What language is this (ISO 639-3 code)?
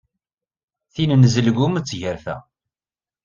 kab